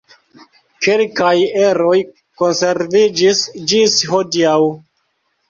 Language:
Esperanto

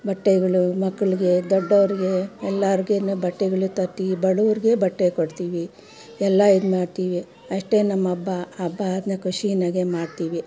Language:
Kannada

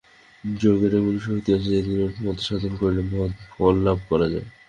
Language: Bangla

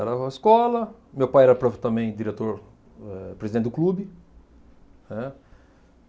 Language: Portuguese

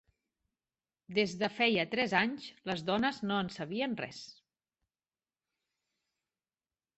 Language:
Catalan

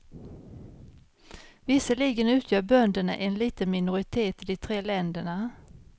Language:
Swedish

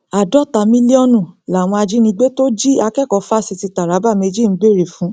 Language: Yoruba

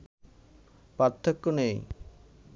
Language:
Bangla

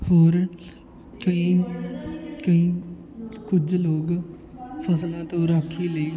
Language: Punjabi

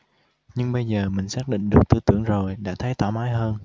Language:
Vietnamese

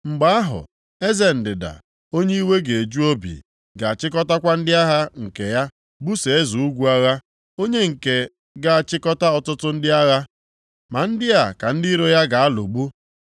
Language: Igbo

